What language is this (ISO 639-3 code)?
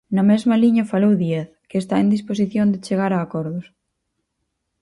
glg